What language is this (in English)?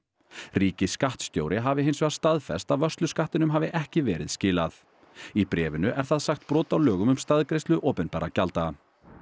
Icelandic